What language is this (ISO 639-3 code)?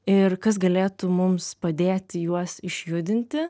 lit